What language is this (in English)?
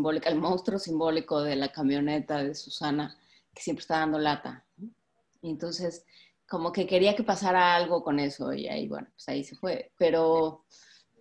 Spanish